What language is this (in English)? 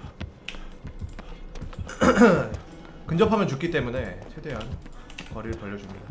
Korean